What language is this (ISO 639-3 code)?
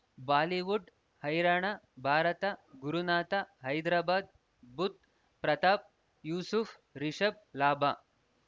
kan